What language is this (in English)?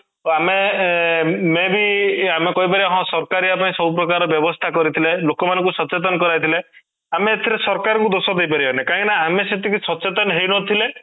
Odia